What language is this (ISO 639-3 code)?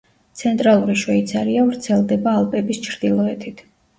kat